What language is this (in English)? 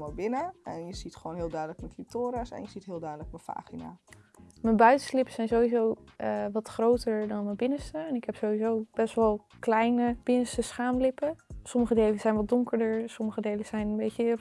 Dutch